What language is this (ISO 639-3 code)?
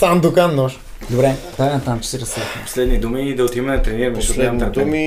bul